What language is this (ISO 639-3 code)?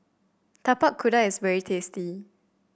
eng